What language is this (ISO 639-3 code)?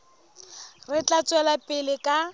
sot